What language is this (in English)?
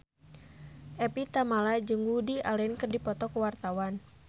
Sundanese